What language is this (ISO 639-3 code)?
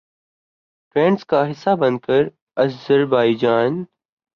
urd